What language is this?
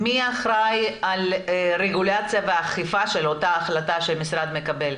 Hebrew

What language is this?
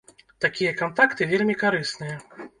Belarusian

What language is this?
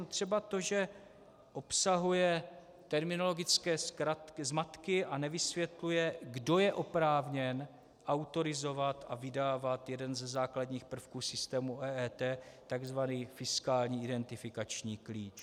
Czech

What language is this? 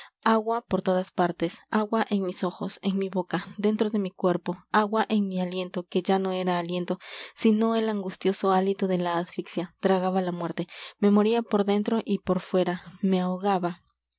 Spanish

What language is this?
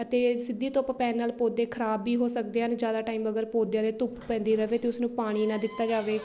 Punjabi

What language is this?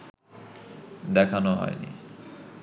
Bangla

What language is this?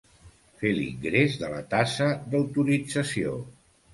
Catalan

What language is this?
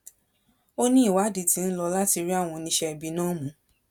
Yoruba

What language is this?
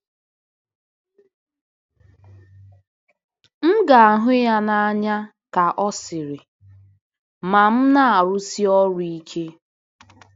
Igbo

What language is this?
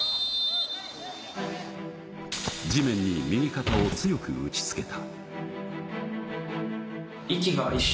Japanese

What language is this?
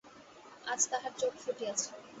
Bangla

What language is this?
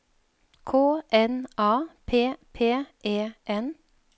Norwegian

